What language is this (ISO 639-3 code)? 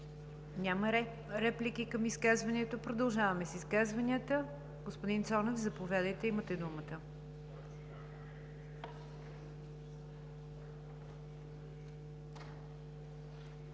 bul